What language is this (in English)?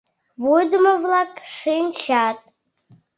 Mari